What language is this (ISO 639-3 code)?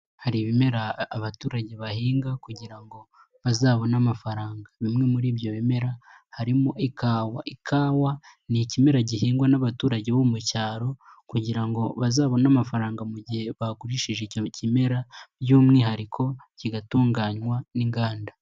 kin